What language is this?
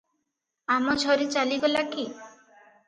Odia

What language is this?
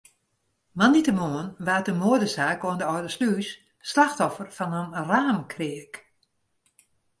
Western Frisian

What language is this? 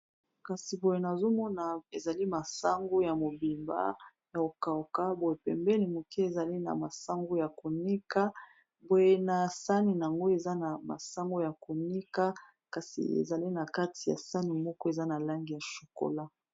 Lingala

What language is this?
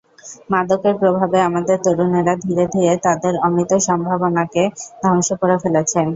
Bangla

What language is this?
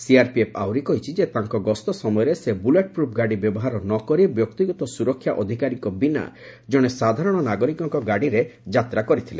Odia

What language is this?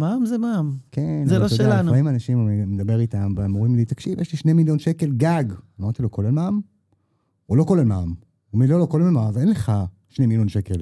Hebrew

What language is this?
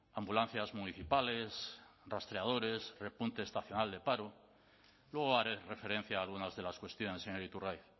Spanish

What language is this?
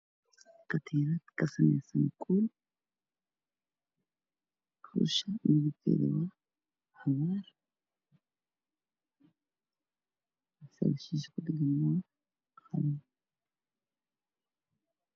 Somali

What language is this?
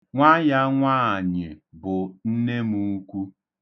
Igbo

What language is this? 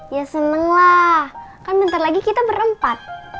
Indonesian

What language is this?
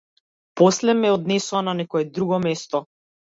Macedonian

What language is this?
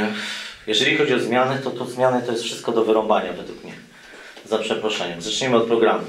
Polish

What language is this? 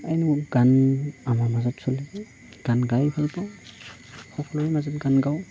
Assamese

